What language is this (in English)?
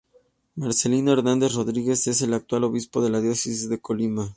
Spanish